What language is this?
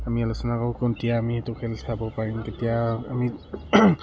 Assamese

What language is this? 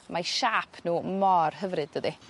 Welsh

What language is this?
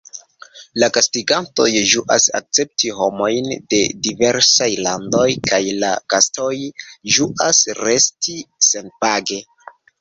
Esperanto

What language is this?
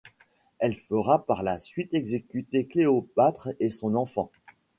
French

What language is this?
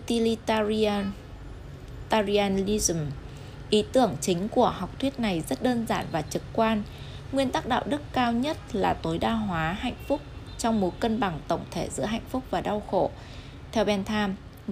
Vietnamese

